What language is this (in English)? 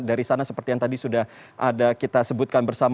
Indonesian